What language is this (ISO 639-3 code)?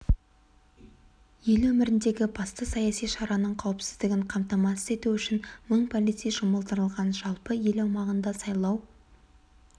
kaz